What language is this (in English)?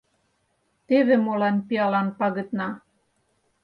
Mari